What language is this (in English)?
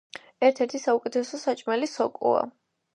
Georgian